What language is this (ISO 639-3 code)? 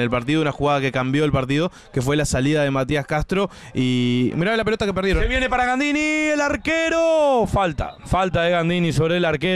spa